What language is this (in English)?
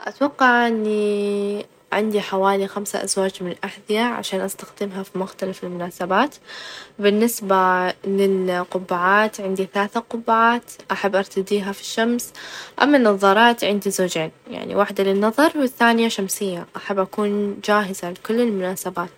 Najdi Arabic